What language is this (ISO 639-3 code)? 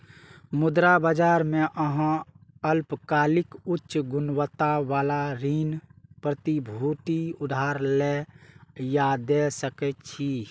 mai